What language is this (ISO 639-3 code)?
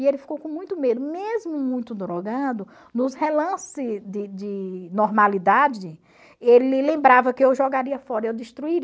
por